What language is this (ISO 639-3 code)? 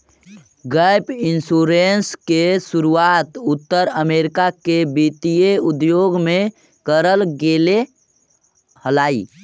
mag